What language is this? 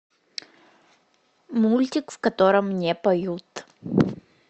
Russian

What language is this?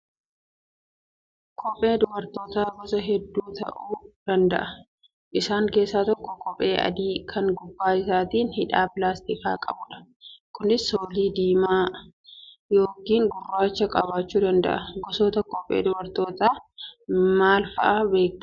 Oromo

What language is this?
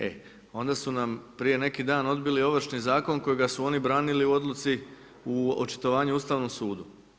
Croatian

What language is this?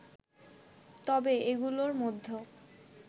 Bangla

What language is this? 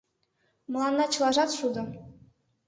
Mari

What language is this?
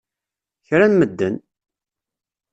Kabyle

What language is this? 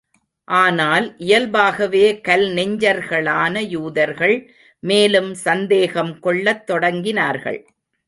Tamil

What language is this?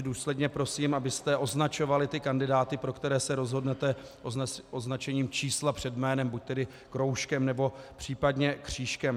Czech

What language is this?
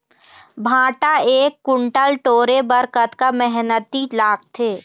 Chhattisgarhi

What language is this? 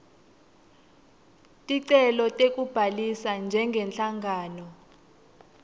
Swati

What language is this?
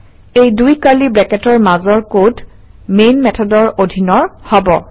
Assamese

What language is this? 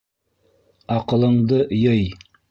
Bashkir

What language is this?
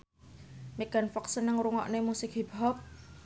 Javanese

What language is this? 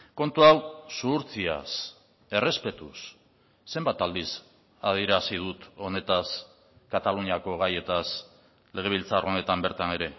Basque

